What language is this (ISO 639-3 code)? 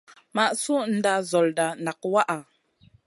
mcn